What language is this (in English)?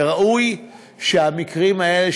Hebrew